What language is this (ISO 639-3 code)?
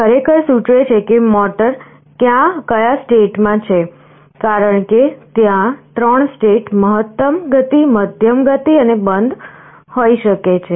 guj